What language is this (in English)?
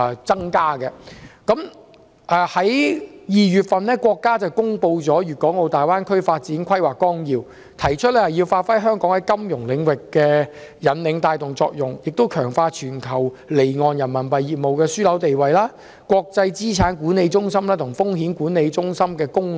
Cantonese